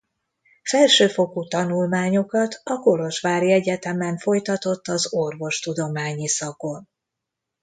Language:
Hungarian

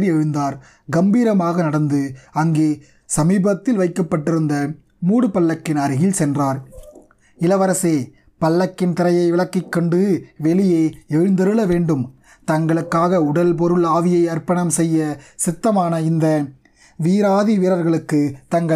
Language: Tamil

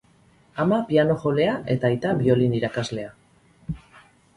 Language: Basque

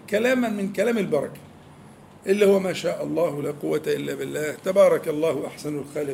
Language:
Arabic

